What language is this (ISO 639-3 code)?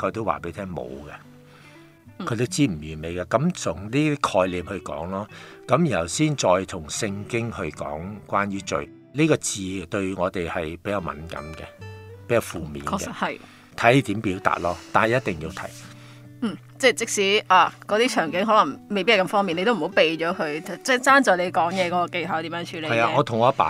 zho